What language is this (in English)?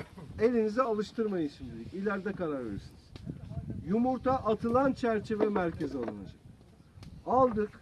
Turkish